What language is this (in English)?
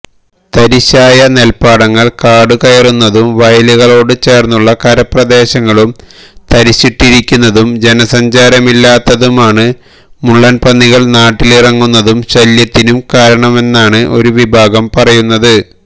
Malayalam